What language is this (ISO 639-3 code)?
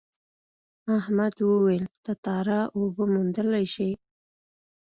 pus